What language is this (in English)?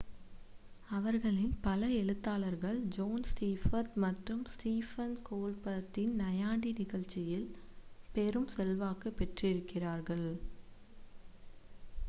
Tamil